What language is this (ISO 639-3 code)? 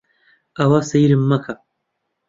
ckb